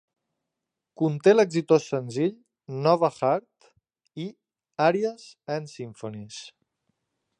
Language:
Catalan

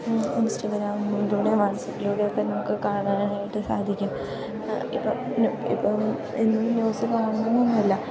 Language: Malayalam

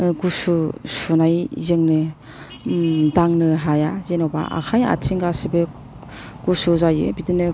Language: Bodo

